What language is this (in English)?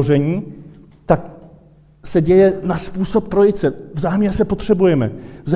Czech